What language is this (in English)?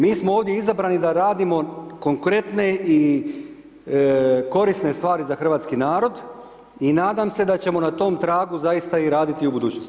Croatian